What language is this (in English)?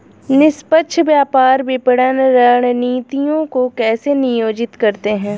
Hindi